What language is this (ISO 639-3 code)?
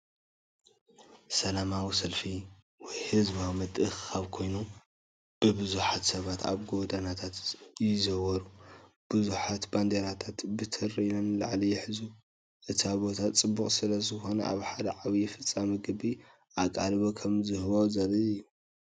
tir